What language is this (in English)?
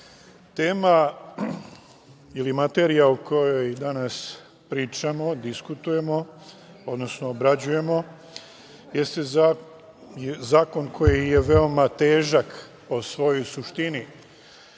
Serbian